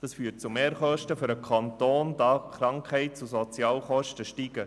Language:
Swiss German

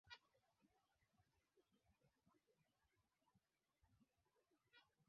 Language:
Swahili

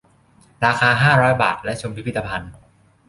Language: Thai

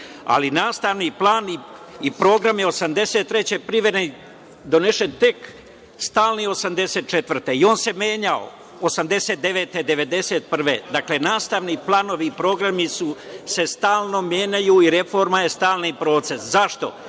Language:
Serbian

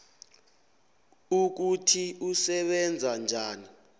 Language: South Ndebele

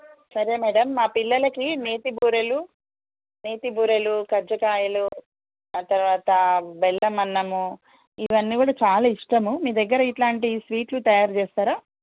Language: Telugu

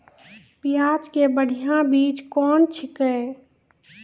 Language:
Maithili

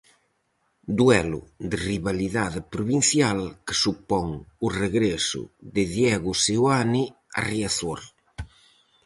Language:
Galician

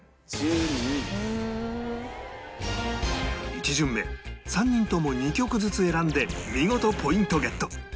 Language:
Japanese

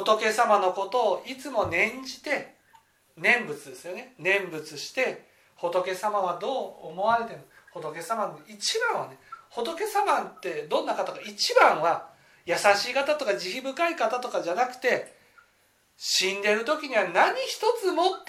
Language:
Japanese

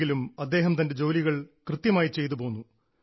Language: Malayalam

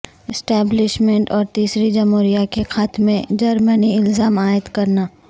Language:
Urdu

